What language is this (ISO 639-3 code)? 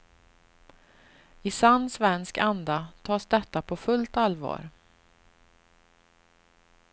swe